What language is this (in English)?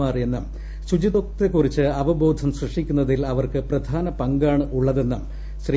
Malayalam